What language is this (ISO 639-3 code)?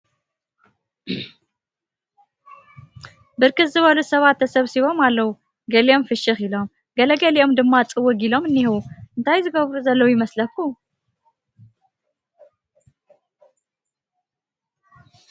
tir